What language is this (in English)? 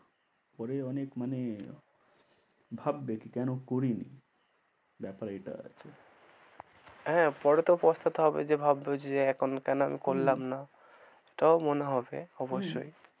Bangla